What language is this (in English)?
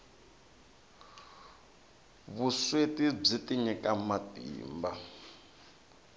Tsonga